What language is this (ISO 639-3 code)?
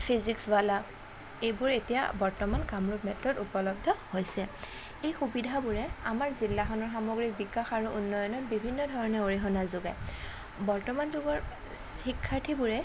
asm